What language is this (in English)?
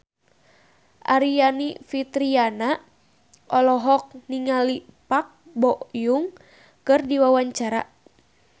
Sundanese